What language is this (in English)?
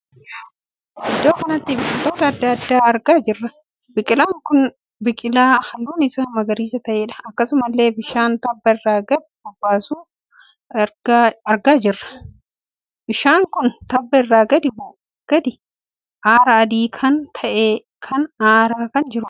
Oromo